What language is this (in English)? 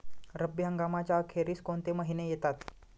Marathi